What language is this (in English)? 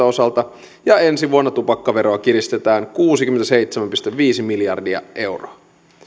Finnish